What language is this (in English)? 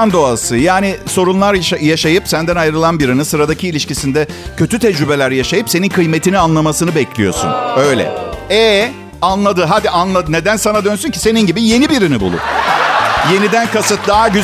Turkish